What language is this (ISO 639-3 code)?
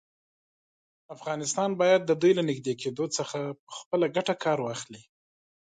pus